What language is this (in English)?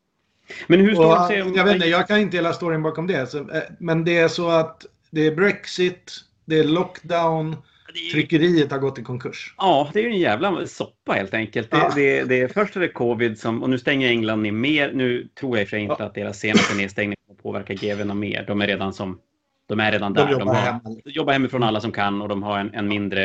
Swedish